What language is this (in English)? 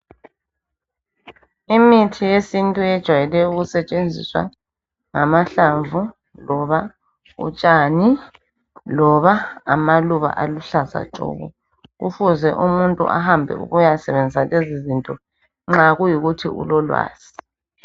North Ndebele